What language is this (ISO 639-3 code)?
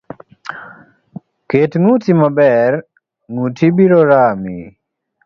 luo